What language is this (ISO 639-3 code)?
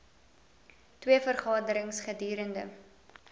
afr